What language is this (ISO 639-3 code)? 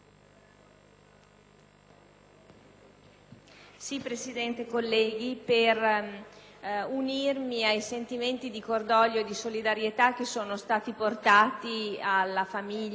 ita